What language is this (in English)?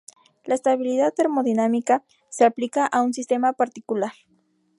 Spanish